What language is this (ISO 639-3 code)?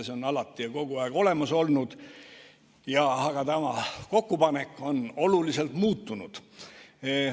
est